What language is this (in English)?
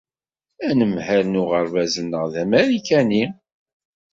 Kabyle